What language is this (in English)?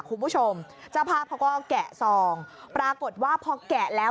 Thai